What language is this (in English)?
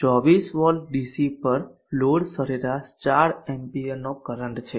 Gujarati